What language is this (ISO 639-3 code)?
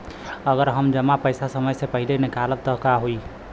bho